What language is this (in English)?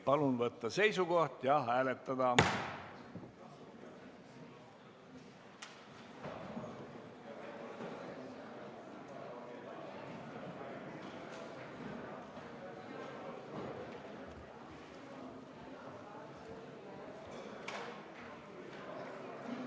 Estonian